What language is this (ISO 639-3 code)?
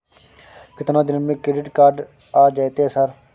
mai